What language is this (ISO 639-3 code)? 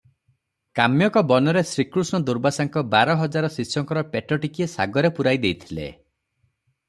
ori